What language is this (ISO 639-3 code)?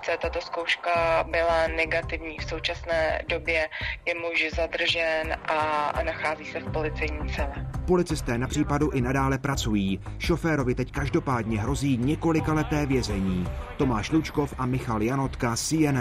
ces